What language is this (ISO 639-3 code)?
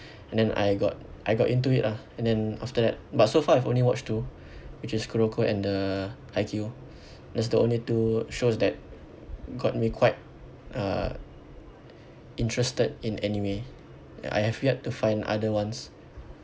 eng